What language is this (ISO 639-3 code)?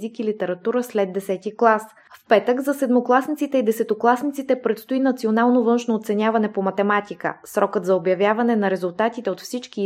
bul